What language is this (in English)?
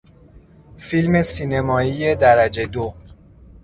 Persian